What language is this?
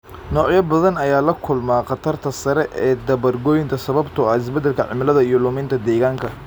Somali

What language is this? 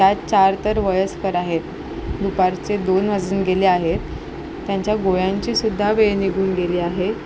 Marathi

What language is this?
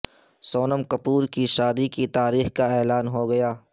Urdu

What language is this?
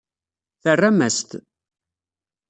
Kabyle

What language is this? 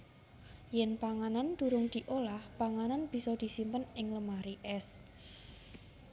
Javanese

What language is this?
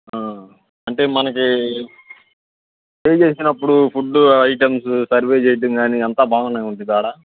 Telugu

